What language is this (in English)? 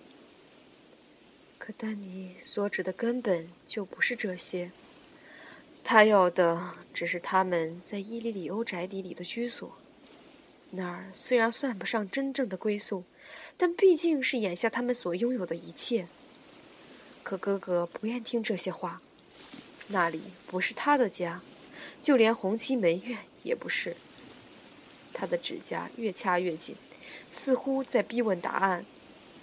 Chinese